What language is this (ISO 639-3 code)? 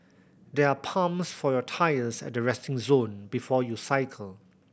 eng